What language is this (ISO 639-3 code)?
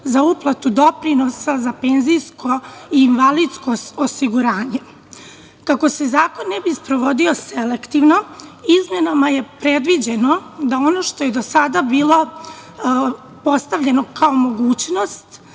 srp